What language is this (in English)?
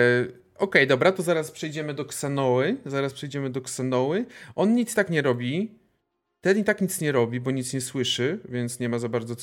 Polish